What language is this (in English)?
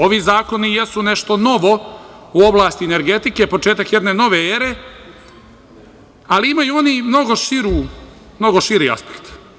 Serbian